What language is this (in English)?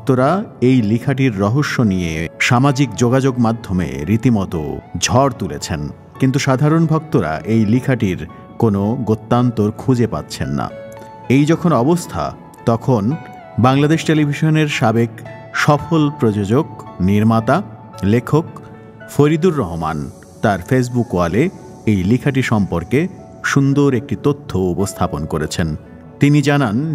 Romanian